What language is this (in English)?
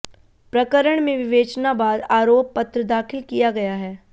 Hindi